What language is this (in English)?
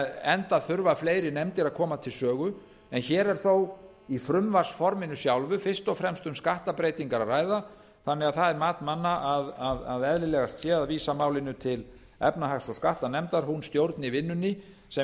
Icelandic